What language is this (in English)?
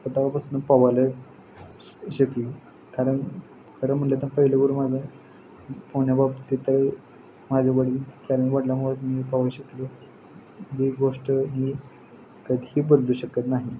Marathi